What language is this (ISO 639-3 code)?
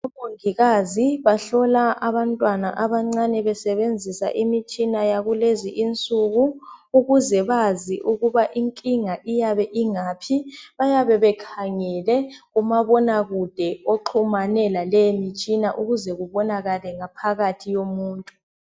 nde